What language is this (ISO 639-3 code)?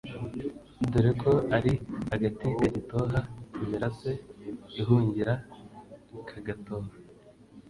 kin